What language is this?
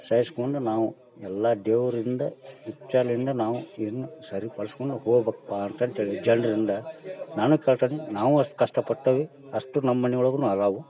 Kannada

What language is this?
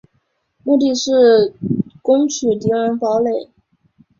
Chinese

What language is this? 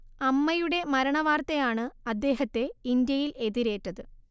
Malayalam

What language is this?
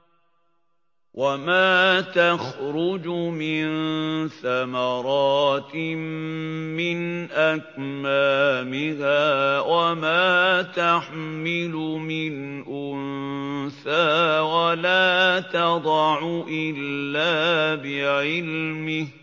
Arabic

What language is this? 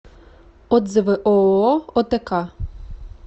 Russian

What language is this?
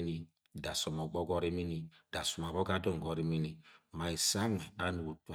Agwagwune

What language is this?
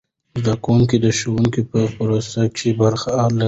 Pashto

